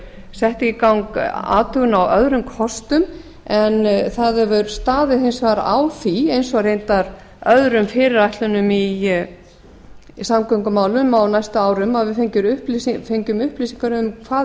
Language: Icelandic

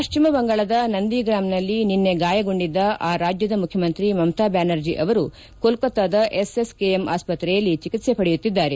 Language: Kannada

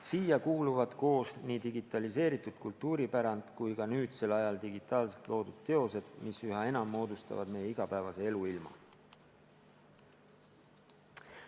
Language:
Estonian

